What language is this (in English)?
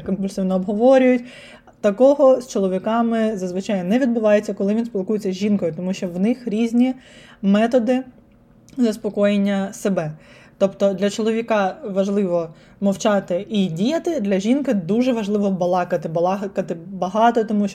Ukrainian